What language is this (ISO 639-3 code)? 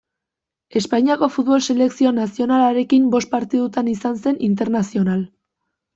eus